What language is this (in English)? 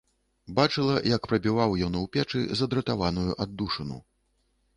Belarusian